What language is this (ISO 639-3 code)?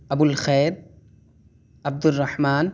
urd